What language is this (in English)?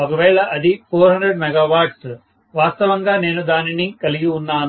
Telugu